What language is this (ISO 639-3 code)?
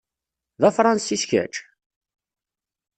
kab